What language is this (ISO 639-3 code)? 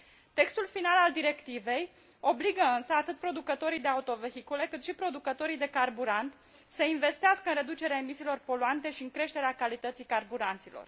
ron